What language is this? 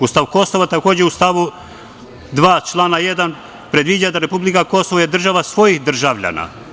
Serbian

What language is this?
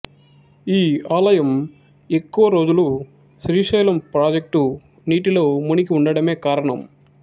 Telugu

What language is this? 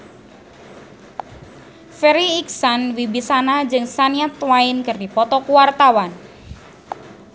Sundanese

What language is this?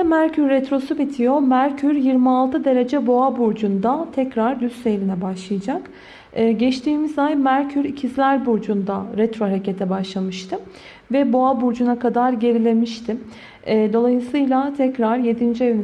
Turkish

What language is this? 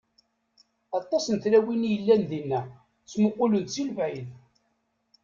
Kabyle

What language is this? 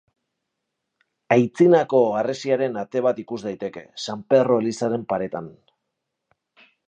Basque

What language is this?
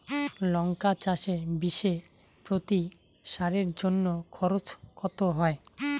Bangla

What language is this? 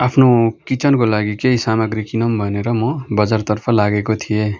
Nepali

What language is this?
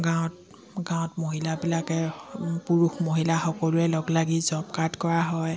Assamese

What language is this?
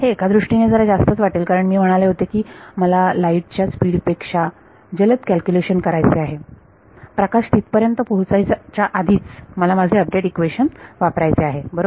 Marathi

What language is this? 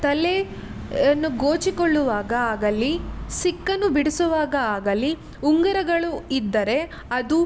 Kannada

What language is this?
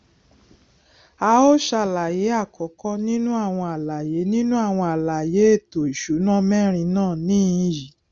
Yoruba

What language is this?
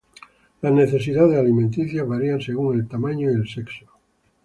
Spanish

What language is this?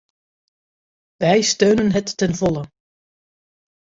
Dutch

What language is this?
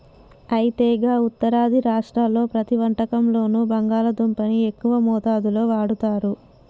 Telugu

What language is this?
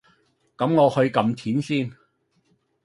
Cantonese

